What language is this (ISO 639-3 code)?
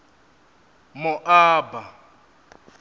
ven